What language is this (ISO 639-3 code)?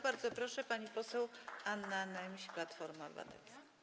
pol